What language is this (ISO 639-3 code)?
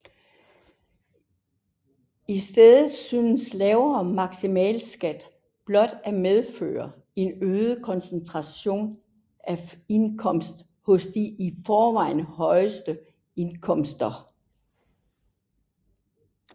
dan